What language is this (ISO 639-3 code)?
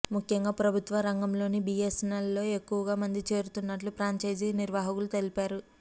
tel